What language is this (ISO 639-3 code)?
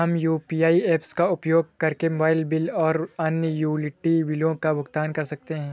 hin